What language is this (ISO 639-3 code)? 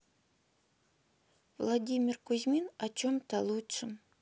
rus